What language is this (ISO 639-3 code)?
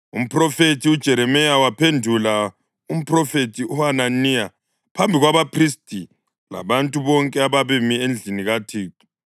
nde